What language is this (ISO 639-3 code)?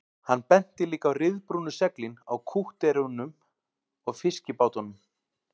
isl